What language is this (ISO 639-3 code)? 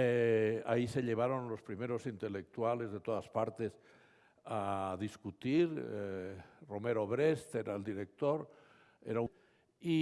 spa